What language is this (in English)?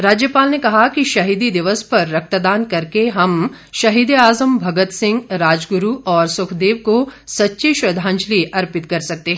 Hindi